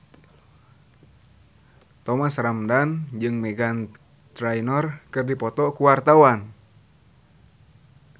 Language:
Sundanese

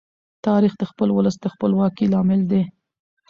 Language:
Pashto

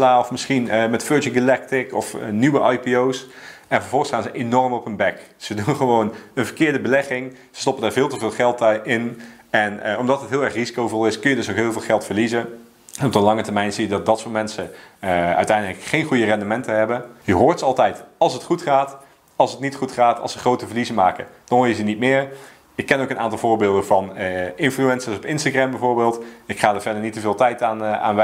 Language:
Dutch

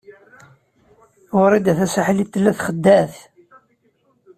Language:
Kabyle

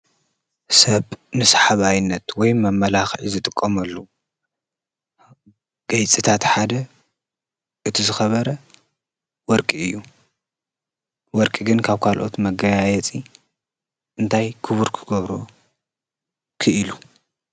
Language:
Tigrinya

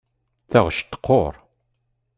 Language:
Kabyle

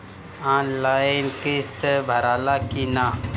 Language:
Bhojpuri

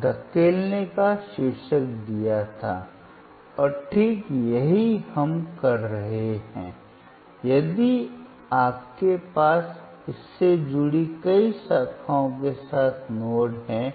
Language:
Hindi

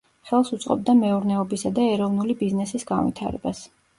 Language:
Georgian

